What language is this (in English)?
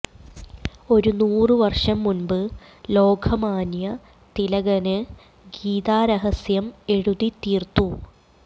Malayalam